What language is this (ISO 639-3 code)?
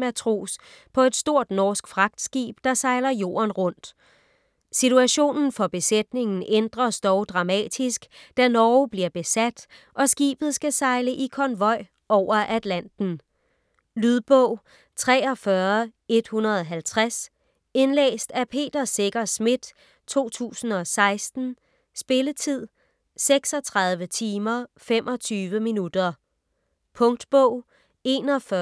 dan